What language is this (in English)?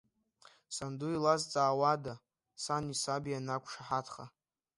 Abkhazian